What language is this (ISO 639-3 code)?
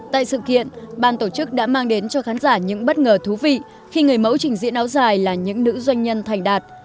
vie